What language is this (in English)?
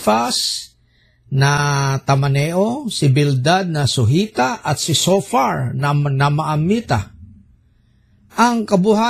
Filipino